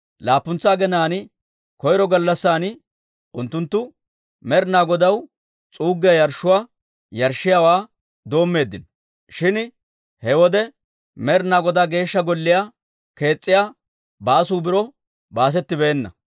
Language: Dawro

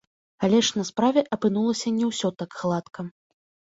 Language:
Belarusian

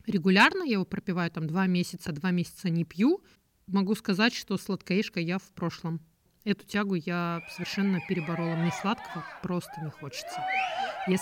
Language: Russian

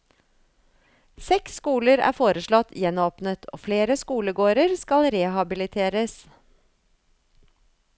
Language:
Norwegian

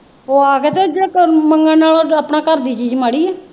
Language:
Punjabi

